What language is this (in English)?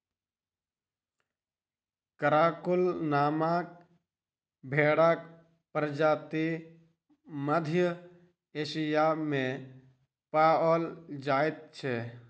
Maithili